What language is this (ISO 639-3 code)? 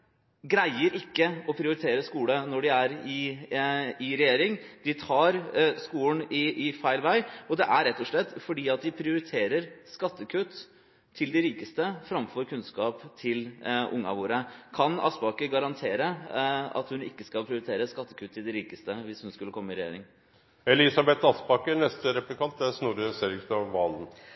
nob